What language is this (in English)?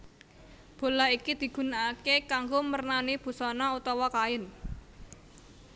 Javanese